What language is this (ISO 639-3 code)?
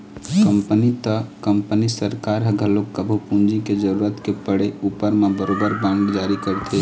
hne